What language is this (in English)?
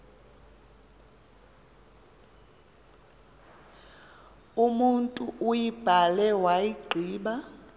Xhosa